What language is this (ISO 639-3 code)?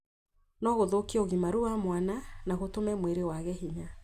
kik